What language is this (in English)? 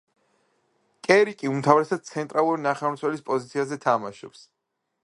Georgian